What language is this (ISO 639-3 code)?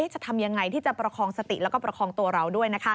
tha